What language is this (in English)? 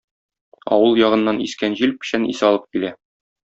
Tatar